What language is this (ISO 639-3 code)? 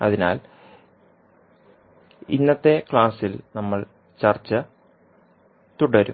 mal